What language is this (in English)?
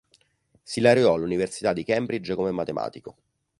Italian